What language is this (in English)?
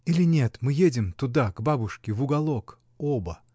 Russian